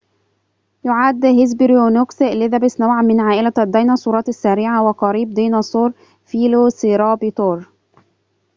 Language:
Arabic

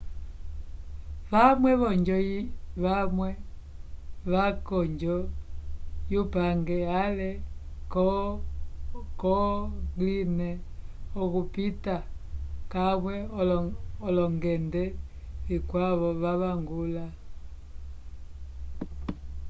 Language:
Umbundu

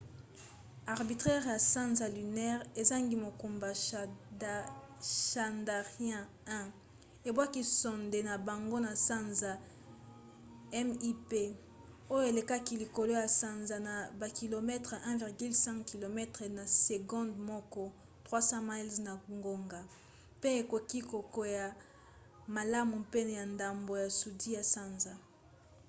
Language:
Lingala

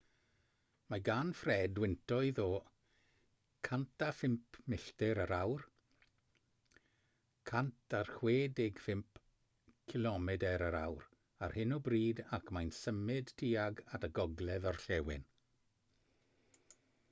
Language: Welsh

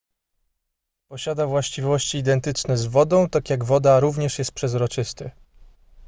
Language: Polish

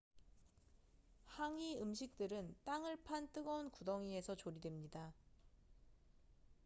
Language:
Korean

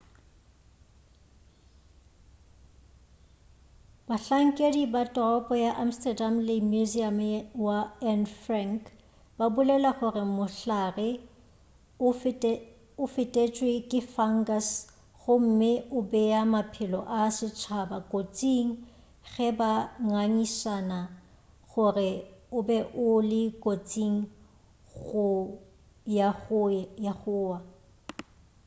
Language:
Northern Sotho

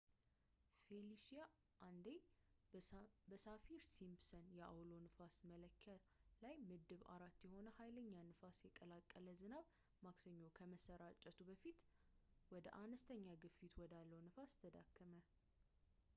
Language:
Amharic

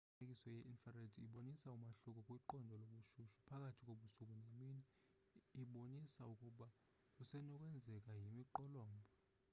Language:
Xhosa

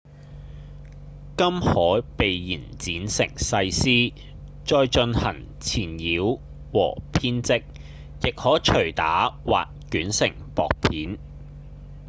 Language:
Cantonese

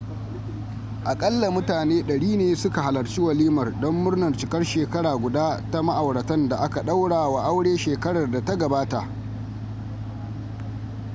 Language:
Hausa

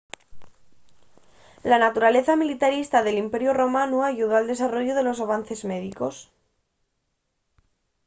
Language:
Asturian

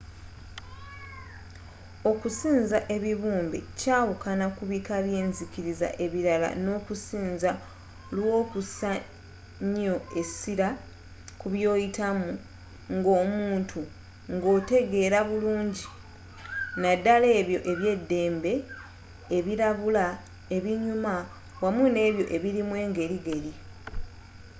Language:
Ganda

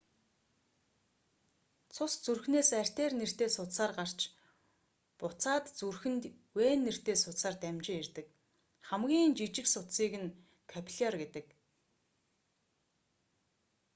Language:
Mongolian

